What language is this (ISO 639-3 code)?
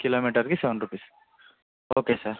tel